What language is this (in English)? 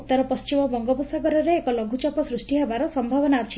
Odia